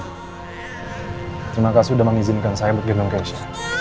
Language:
Indonesian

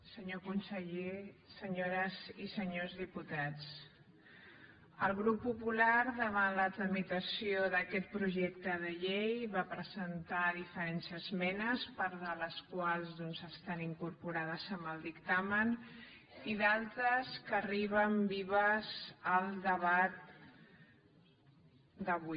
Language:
Catalan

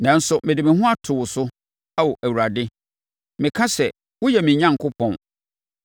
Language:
Akan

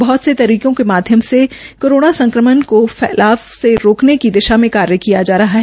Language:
Hindi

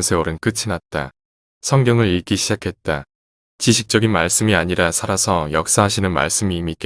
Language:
Korean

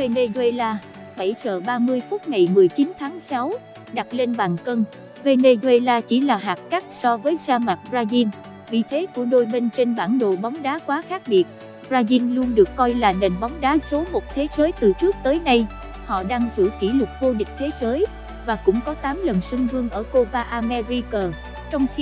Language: Vietnamese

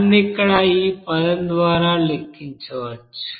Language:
Telugu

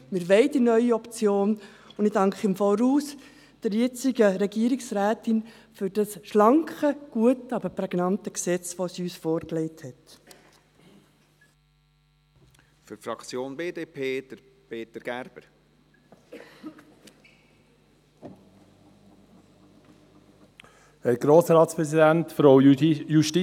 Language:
Swiss German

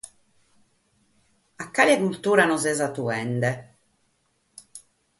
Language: Sardinian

